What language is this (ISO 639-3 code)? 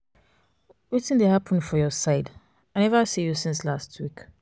pcm